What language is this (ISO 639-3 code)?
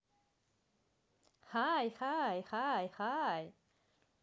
rus